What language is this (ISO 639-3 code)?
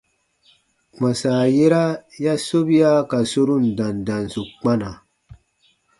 bba